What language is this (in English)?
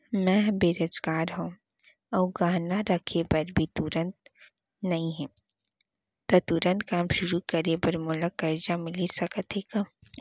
Chhattisgarhi